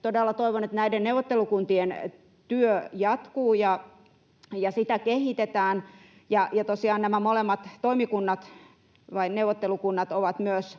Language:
Finnish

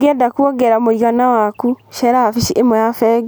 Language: Kikuyu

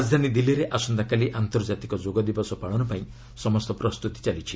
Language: Odia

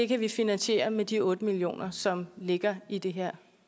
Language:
Danish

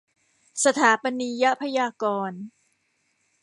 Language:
Thai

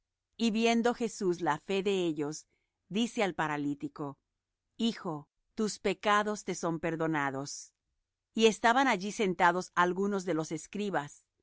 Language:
Spanish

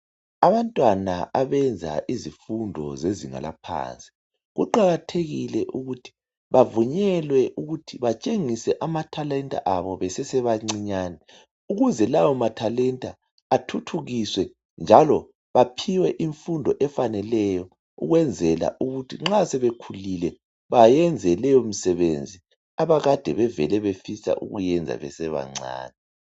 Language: North Ndebele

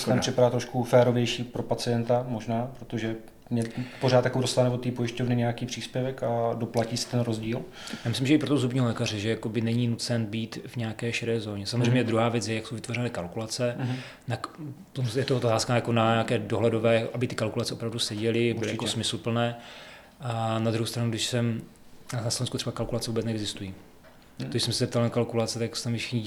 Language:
Czech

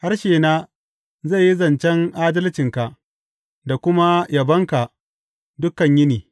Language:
Hausa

